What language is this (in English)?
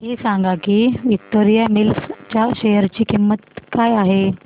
Marathi